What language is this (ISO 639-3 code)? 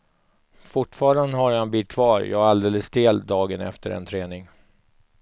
swe